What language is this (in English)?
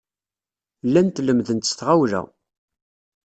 Kabyle